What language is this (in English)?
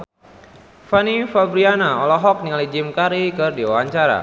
Sundanese